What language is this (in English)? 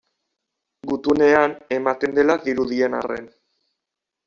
Basque